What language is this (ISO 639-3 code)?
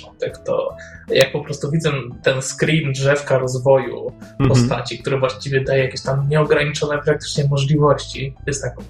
pol